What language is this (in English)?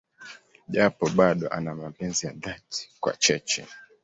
Swahili